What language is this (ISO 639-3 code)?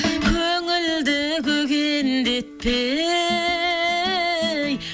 kaz